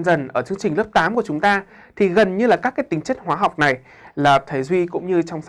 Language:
Vietnamese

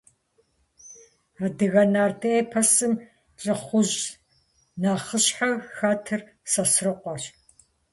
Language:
Kabardian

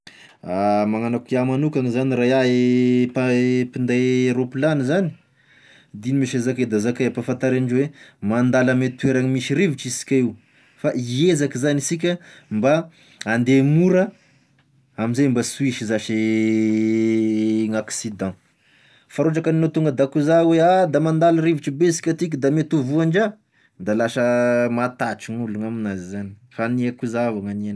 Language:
Tesaka Malagasy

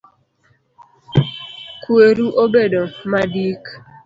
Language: Luo (Kenya and Tanzania)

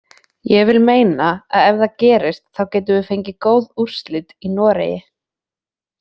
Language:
Icelandic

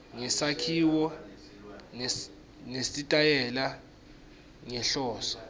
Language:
Swati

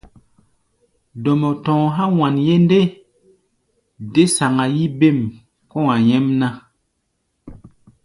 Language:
Gbaya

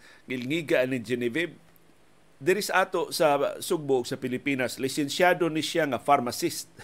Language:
Filipino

